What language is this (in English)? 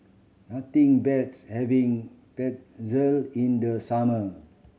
English